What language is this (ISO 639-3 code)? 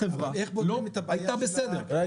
heb